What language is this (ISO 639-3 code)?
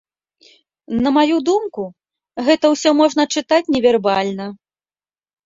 bel